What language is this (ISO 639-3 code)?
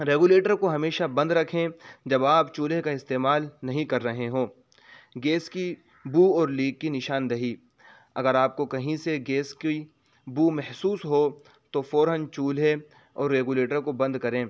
urd